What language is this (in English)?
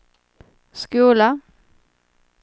Swedish